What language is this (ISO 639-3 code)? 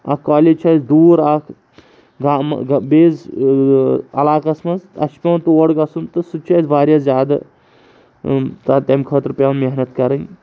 kas